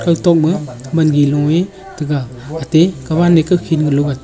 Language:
Wancho Naga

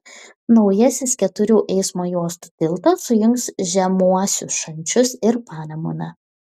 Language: Lithuanian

